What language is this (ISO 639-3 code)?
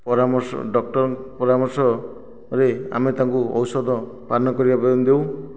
ori